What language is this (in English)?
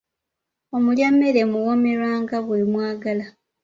Ganda